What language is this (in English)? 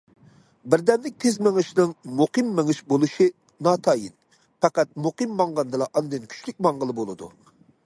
Uyghur